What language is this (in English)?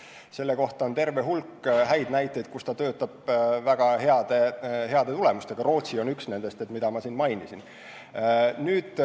Estonian